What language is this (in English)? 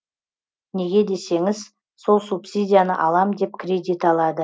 Kazakh